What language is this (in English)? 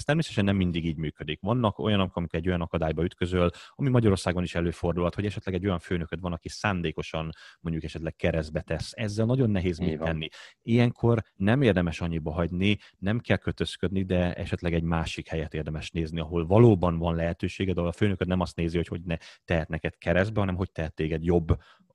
Hungarian